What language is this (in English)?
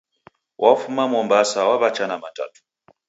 Taita